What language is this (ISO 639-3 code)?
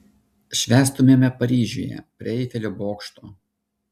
lit